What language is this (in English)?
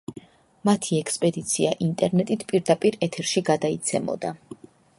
Georgian